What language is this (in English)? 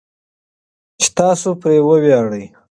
Pashto